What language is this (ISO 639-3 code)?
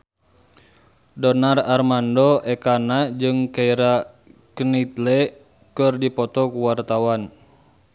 sun